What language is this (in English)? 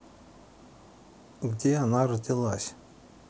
Russian